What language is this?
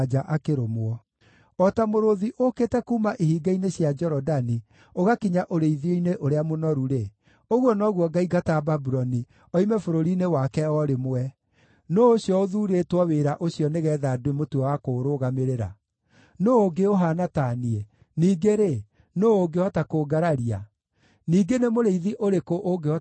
Kikuyu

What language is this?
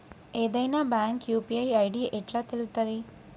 Telugu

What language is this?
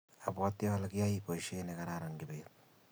Kalenjin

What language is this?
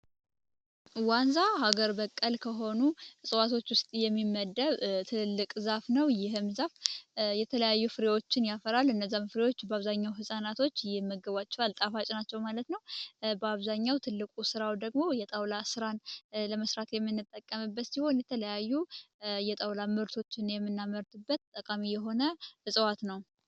Amharic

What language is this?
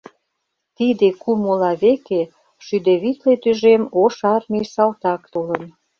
Mari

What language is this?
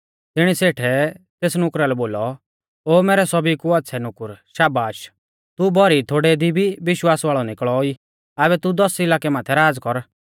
Mahasu Pahari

